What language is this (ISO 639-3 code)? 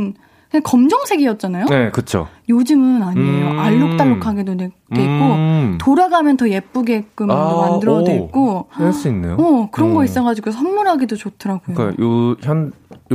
kor